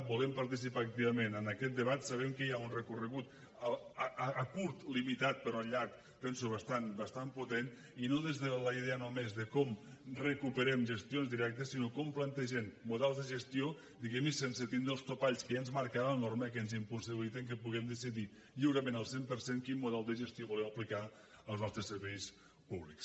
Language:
Catalan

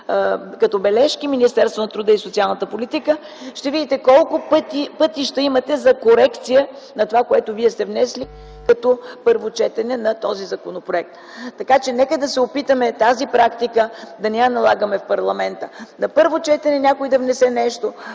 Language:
Bulgarian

